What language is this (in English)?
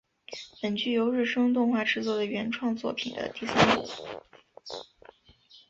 Chinese